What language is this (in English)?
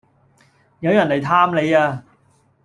Cantonese